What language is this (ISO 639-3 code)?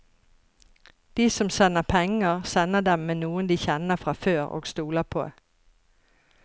nor